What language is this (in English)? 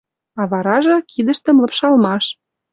Western Mari